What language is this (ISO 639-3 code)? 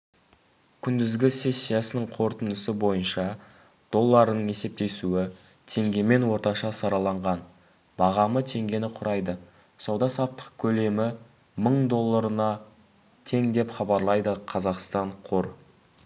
kaz